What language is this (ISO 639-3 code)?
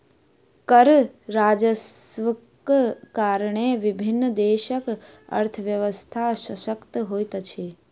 mai